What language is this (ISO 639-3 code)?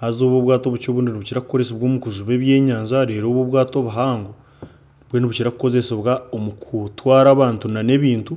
nyn